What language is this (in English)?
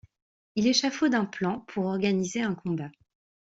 French